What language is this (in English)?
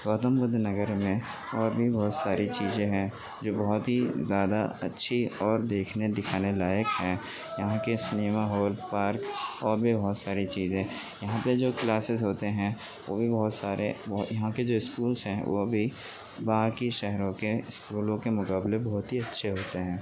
Urdu